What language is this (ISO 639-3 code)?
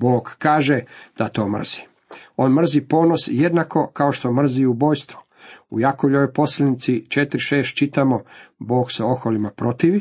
hrv